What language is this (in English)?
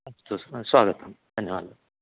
Sanskrit